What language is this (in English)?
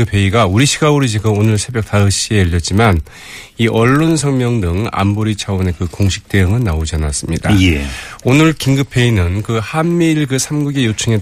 Korean